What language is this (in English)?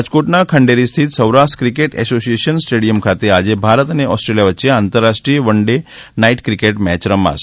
Gujarati